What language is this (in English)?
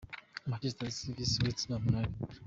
Kinyarwanda